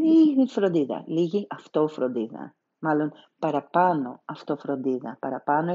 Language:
Greek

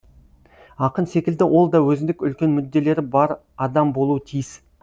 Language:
Kazakh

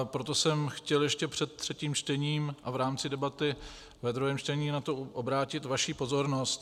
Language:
Czech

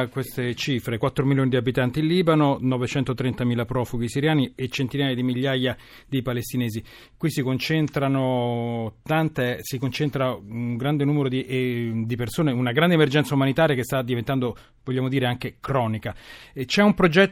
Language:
Italian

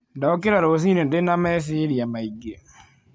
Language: Kikuyu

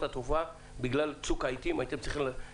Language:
Hebrew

